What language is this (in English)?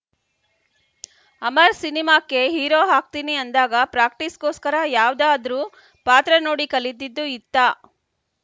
Kannada